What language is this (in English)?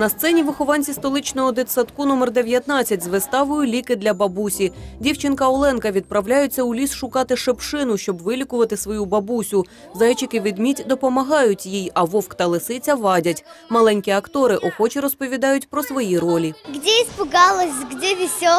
Ukrainian